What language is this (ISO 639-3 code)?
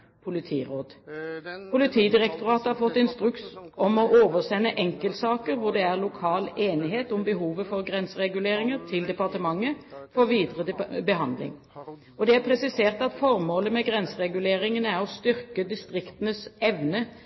nob